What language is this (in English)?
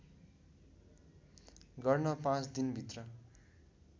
Nepali